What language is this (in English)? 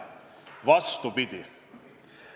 Estonian